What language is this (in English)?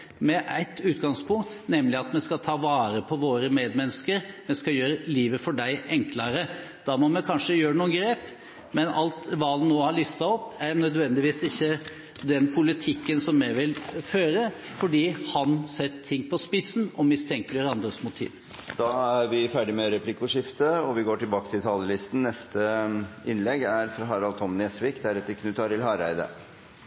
Norwegian